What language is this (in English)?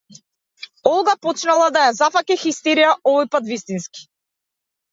Macedonian